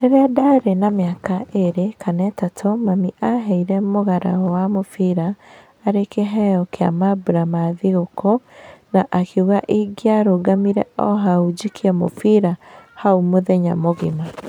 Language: Kikuyu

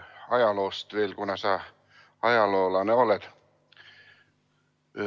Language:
Estonian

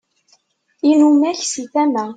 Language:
Kabyle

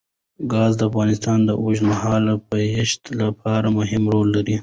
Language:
Pashto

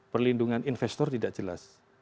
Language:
Indonesian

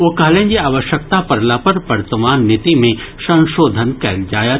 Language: Maithili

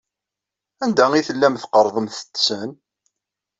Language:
Kabyle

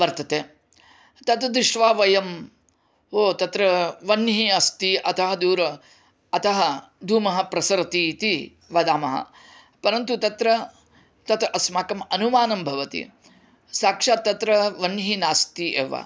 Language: Sanskrit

